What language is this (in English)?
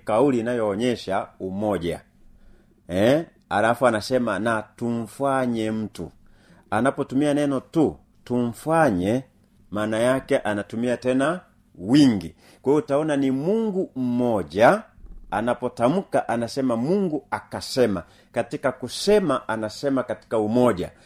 Swahili